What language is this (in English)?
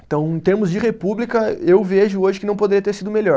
Portuguese